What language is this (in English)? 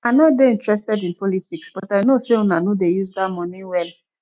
Nigerian Pidgin